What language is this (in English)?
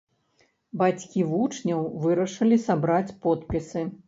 Belarusian